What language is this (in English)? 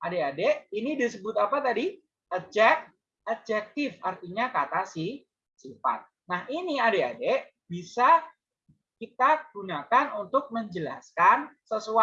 Indonesian